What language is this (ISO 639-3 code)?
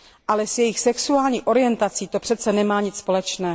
ces